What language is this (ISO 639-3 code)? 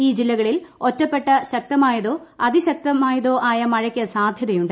mal